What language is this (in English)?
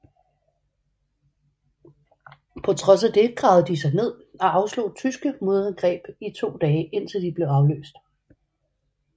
Danish